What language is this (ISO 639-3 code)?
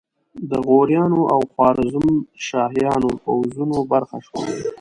pus